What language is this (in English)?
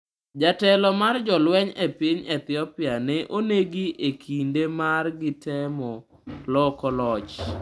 Luo (Kenya and Tanzania)